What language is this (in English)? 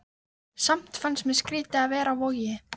Icelandic